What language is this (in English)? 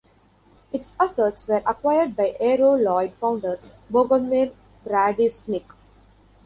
English